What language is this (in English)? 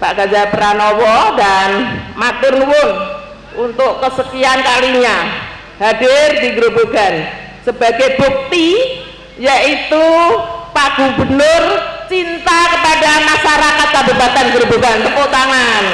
Indonesian